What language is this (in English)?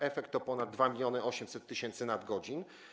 Polish